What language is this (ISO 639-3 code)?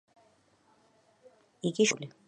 kat